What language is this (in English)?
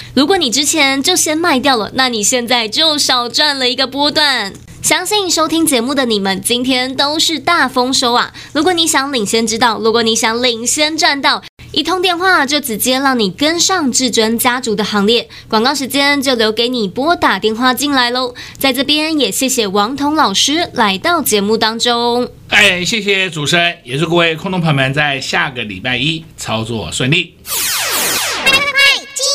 Chinese